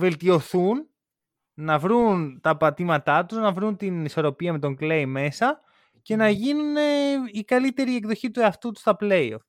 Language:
Greek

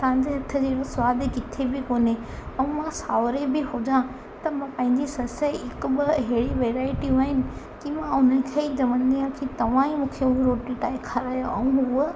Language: Sindhi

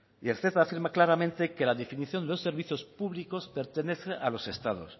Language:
Spanish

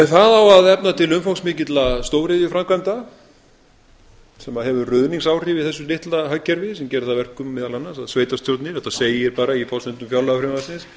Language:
Icelandic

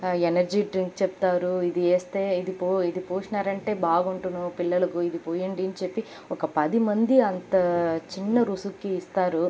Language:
Telugu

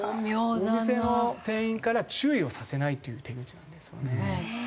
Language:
Japanese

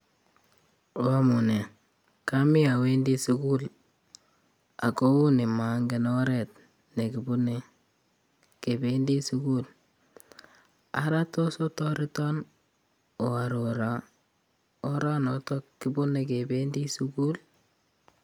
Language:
Kalenjin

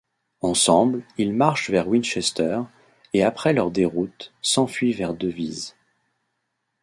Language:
French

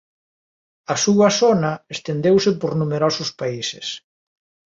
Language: Galician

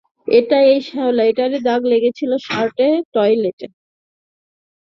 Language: Bangla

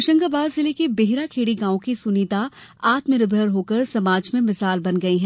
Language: Hindi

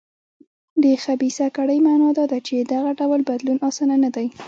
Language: Pashto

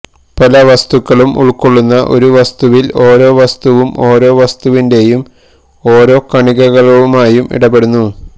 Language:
Malayalam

